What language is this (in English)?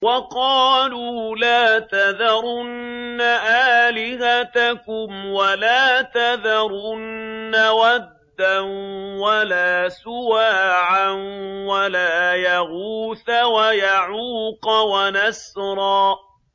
Arabic